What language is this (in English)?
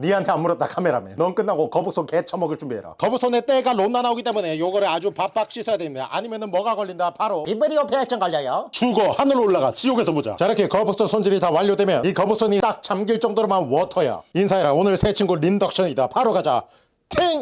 Korean